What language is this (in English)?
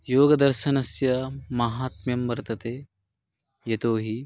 Sanskrit